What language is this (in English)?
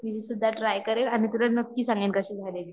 Marathi